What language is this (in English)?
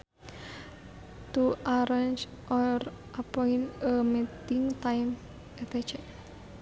Sundanese